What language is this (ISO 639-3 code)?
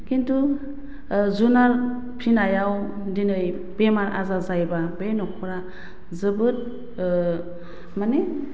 brx